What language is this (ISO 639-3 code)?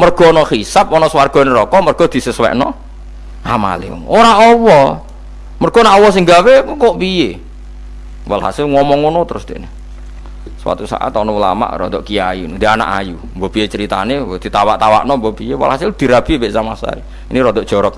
ind